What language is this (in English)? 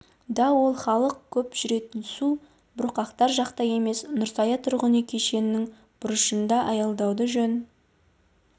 Kazakh